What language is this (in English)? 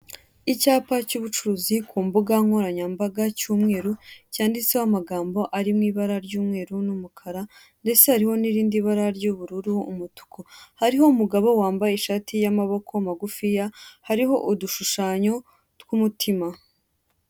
Kinyarwanda